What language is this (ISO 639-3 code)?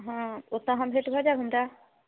mai